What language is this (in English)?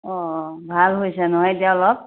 Assamese